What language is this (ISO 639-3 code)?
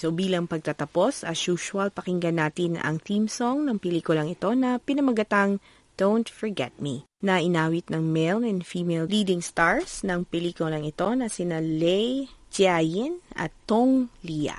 fil